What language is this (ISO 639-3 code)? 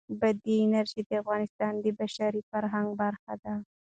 pus